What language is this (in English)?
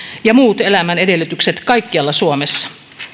Finnish